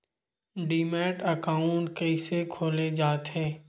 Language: Chhattisgarhi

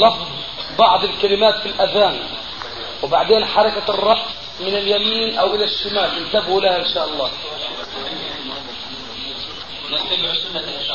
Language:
Arabic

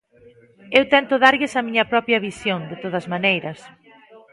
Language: Galician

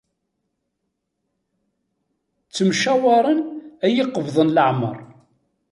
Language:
Kabyle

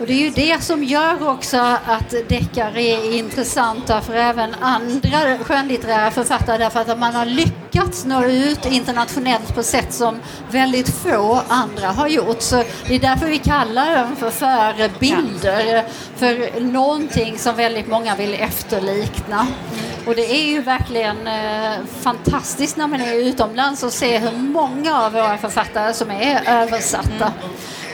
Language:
Swedish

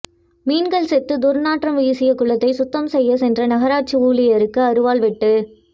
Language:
Tamil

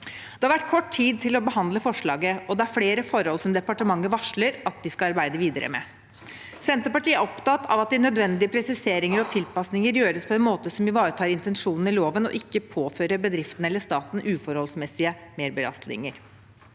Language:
Norwegian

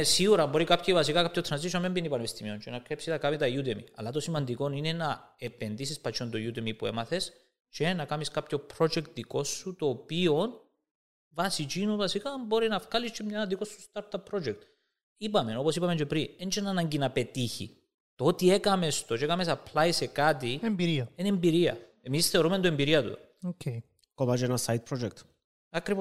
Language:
Greek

